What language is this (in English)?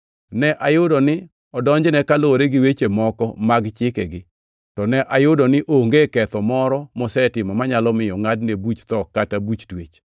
Luo (Kenya and Tanzania)